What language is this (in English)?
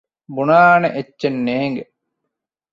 Divehi